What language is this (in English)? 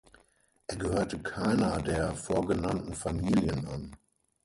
German